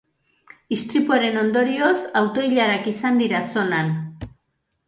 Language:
Basque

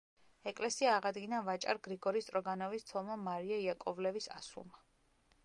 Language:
Georgian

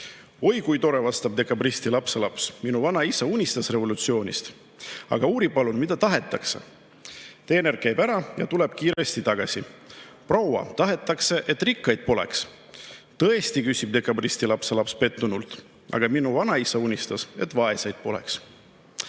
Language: Estonian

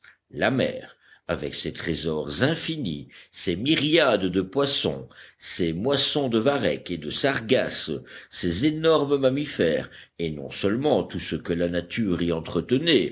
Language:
French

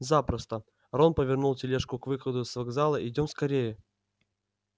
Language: Russian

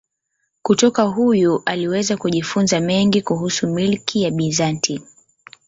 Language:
Swahili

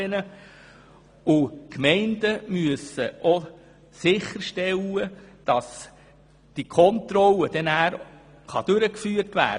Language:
Swiss German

